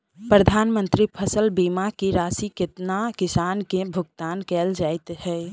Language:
Maithili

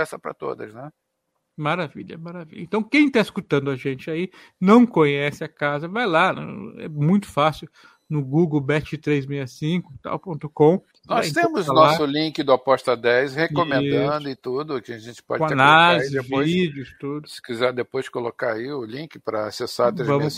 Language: Portuguese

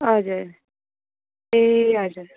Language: Nepali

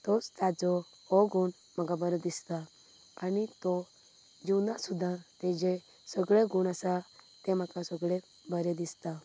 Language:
Konkani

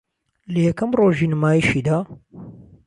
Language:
Central Kurdish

